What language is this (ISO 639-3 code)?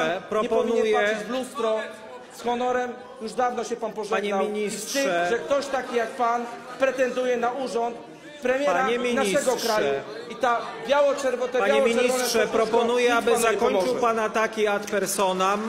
pol